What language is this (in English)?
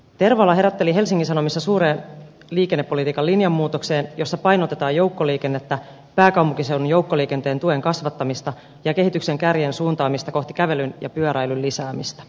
Finnish